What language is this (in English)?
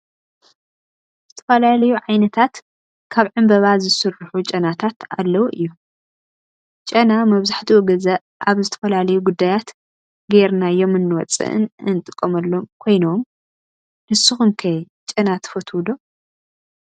Tigrinya